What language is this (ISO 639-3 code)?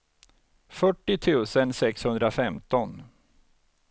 swe